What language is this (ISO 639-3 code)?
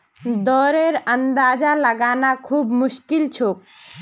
mag